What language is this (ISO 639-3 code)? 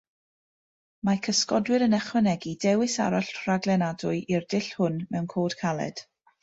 cym